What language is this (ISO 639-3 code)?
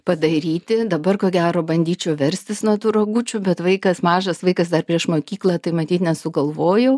lit